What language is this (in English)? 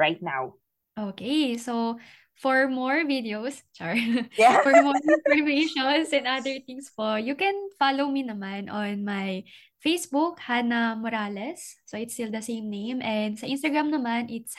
Filipino